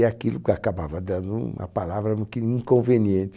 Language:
Portuguese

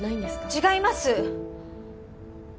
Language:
Japanese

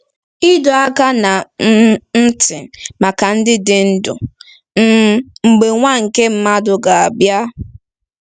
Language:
Igbo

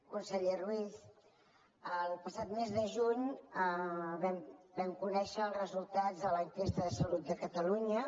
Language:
Catalan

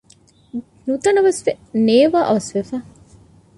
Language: Divehi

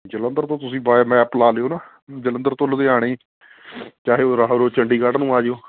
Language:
Punjabi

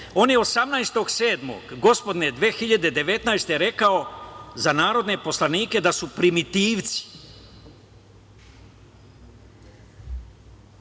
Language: Serbian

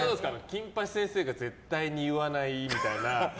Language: Japanese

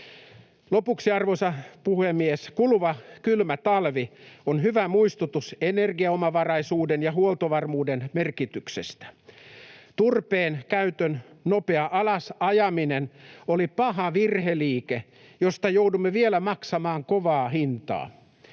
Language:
Finnish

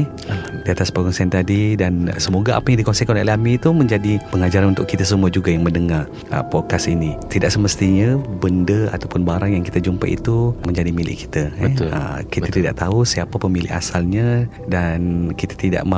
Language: Malay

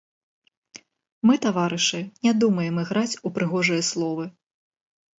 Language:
Belarusian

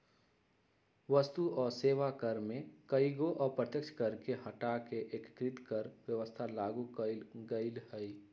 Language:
Magahi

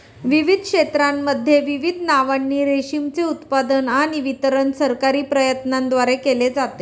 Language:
Marathi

